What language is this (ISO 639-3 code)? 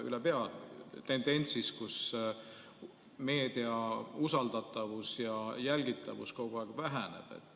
est